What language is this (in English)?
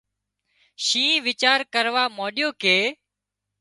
Wadiyara Koli